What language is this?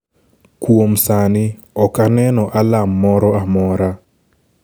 Luo (Kenya and Tanzania)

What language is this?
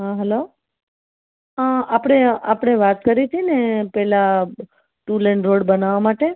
Gujarati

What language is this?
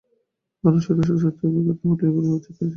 Bangla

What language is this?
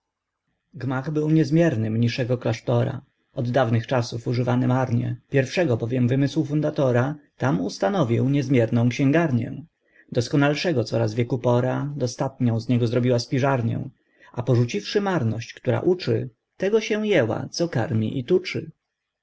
Polish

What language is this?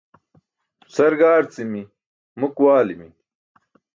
Burushaski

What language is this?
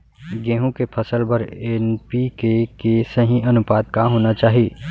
Chhattisgarhi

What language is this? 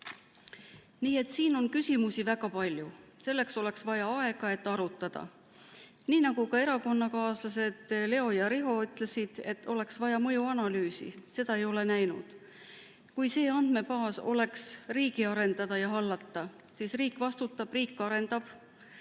Estonian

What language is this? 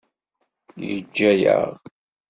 Kabyle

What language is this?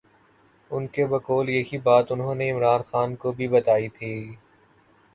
Urdu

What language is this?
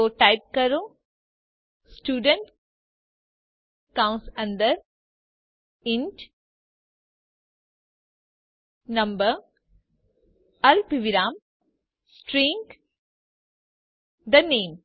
Gujarati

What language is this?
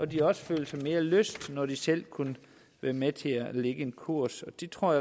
Danish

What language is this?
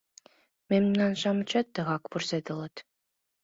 Mari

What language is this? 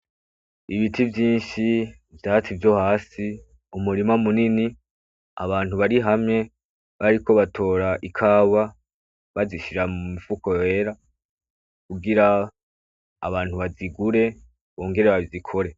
Rundi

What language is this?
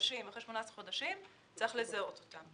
Hebrew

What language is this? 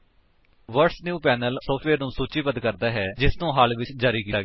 Punjabi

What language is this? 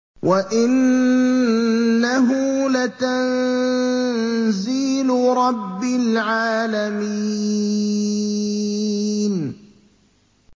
Arabic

